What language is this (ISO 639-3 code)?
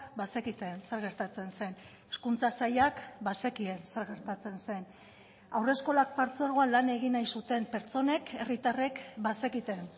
eus